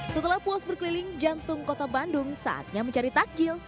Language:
Indonesian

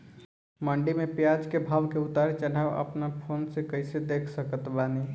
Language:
Bhojpuri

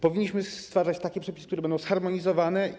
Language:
Polish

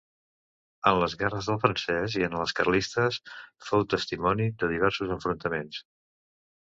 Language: Catalan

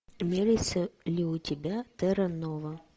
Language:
Russian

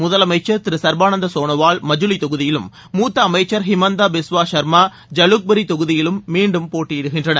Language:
Tamil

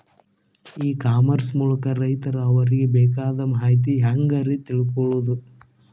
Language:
Kannada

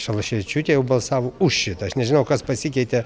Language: Lithuanian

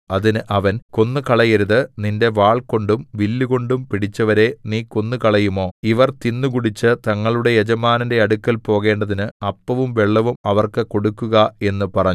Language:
Malayalam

